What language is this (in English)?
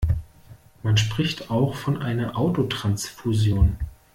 German